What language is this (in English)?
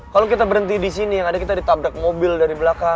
Indonesian